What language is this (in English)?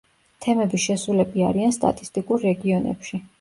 Georgian